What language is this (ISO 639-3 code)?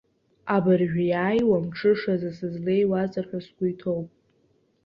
abk